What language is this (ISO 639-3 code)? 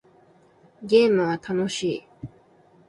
jpn